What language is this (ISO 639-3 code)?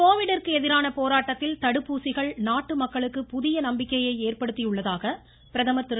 tam